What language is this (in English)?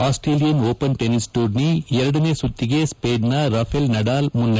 Kannada